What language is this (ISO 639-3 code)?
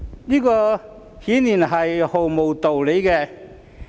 yue